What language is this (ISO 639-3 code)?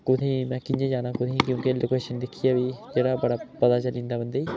doi